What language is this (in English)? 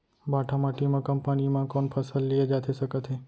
Chhattisgarhi